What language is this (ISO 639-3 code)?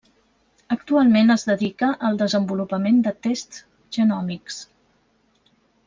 cat